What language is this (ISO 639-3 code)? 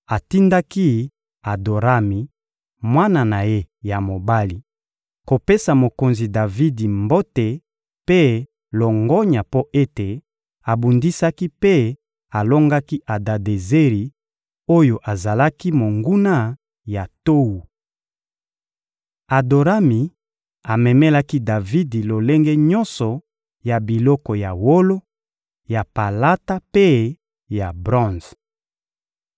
lin